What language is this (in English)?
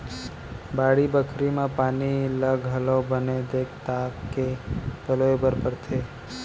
Chhattisgarhi